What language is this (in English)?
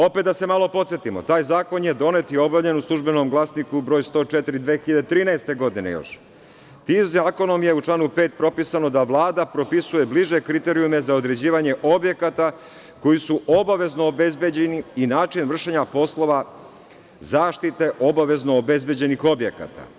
Serbian